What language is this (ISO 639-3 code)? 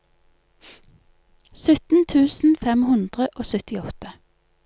nor